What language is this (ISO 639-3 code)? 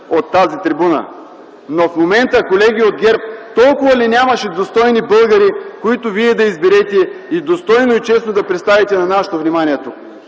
bul